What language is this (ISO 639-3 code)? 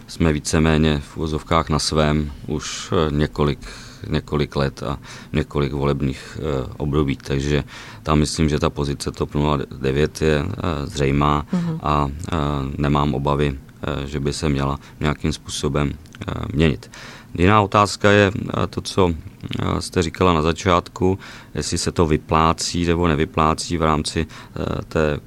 ces